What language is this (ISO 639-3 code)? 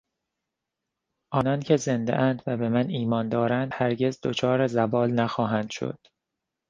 fas